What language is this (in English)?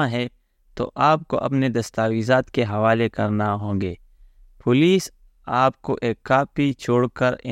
Urdu